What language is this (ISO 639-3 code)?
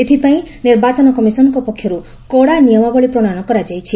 ori